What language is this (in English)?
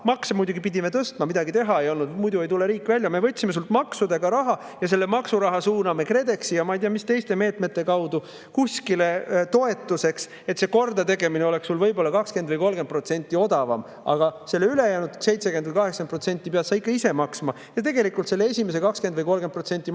Estonian